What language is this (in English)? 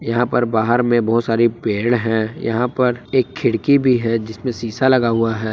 Hindi